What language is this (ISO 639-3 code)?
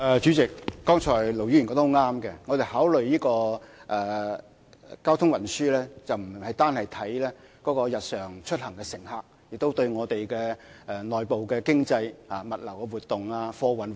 yue